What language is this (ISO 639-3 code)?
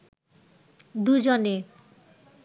ben